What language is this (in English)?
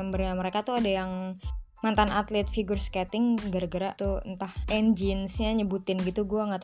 Indonesian